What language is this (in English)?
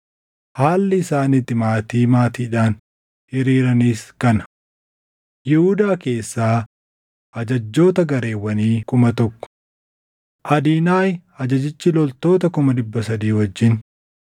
Oromo